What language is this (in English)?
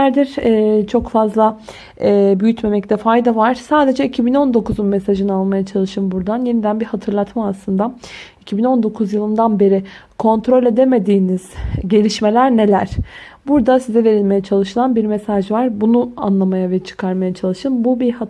Turkish